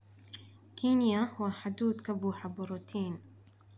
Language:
Somali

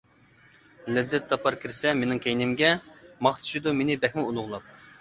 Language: Uyghur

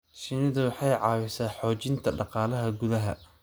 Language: Somali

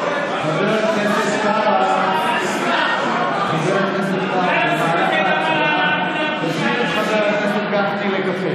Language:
Hebrew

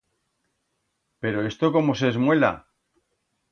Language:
Aragonese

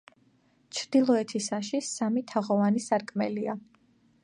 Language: Georgian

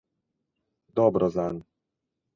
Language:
Slovenian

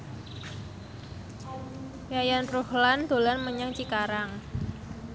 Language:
Javanese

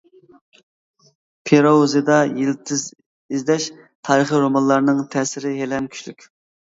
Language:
Uyghur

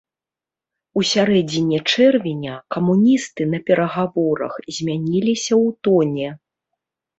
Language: Belarusian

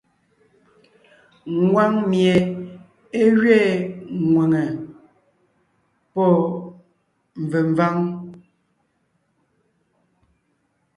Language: Ngiemboon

